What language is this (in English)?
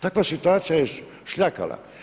Croatian